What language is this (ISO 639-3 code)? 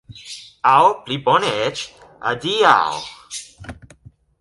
epo